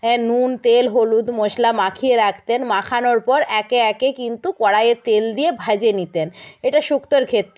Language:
Bangla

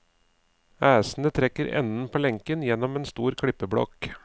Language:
Norwegian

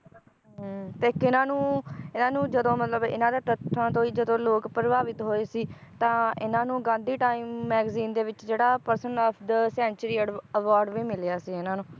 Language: Punjabi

